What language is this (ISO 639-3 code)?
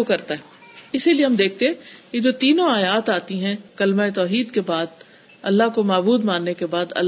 urd